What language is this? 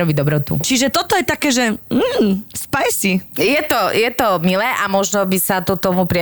Slovak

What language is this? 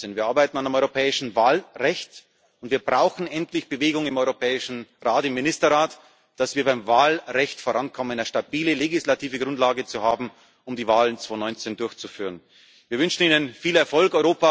German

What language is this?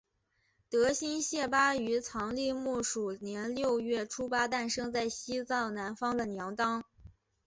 Chinese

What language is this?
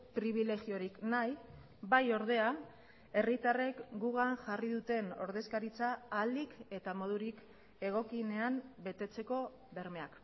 Basque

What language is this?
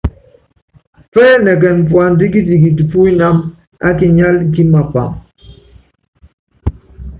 Yangben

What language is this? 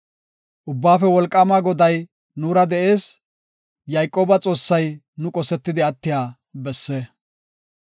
Gofa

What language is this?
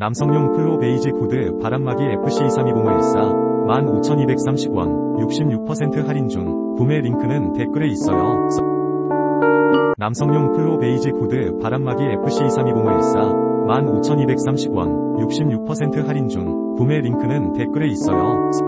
Korean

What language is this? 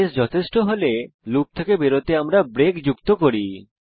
Bangla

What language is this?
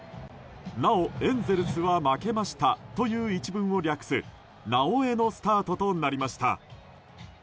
Japanese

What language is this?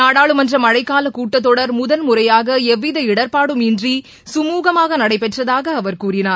Tamil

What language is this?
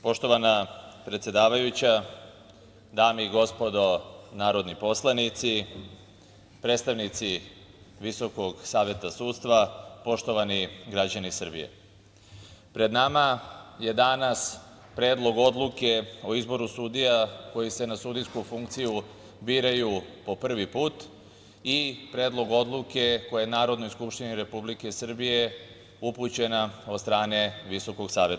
Serbian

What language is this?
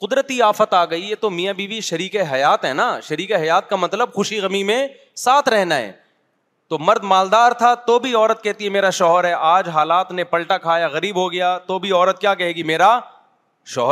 Urdu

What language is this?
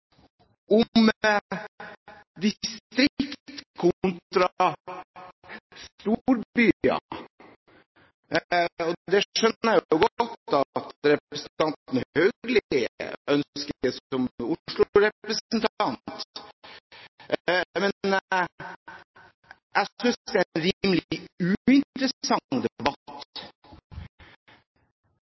Norwegian Bokmål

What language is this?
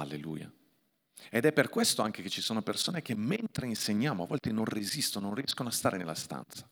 Italian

